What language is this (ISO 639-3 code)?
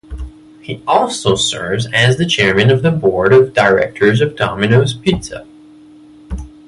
eng